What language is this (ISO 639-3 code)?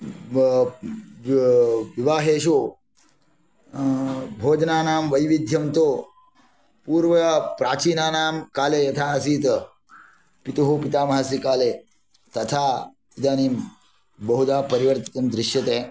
san